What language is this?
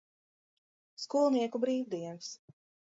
Latvian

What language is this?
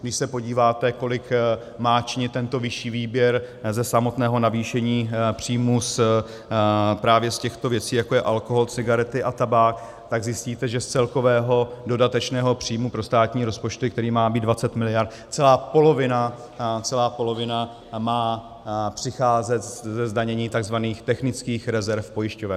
Czech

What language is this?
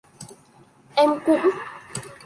Vietnamese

